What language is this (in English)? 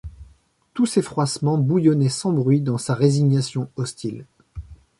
French